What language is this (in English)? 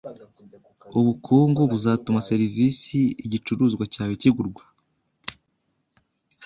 Kinyarwanda